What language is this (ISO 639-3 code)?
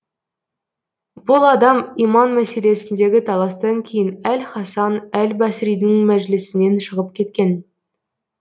kaz